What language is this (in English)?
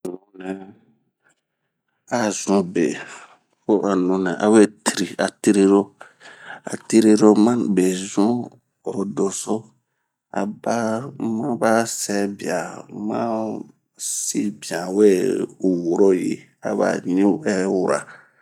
Bomu